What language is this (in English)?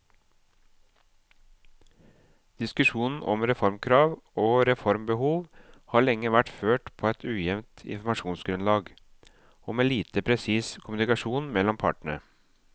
Norwegian